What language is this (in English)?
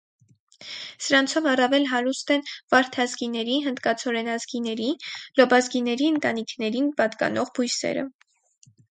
Armenian